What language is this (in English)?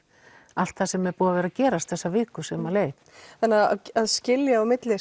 Icelandic